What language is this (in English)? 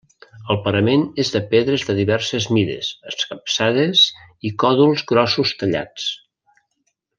Catalan